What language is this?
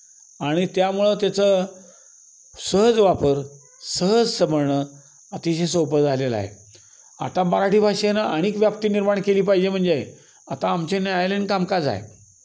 Marathi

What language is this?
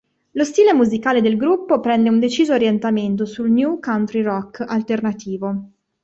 Italian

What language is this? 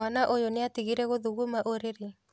Kikuyu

